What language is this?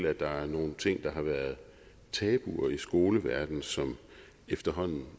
Danish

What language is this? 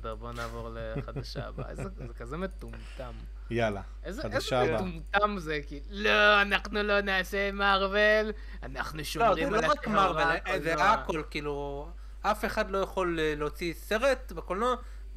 Hebrew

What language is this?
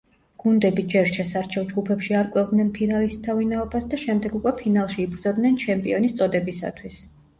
Georgian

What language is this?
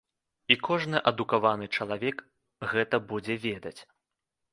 Belarusian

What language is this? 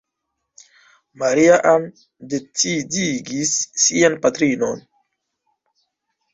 Esperanto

